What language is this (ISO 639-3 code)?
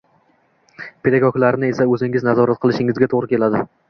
uzb